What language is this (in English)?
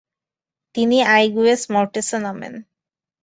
Bangla